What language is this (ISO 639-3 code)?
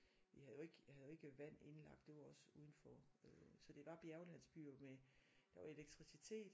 dan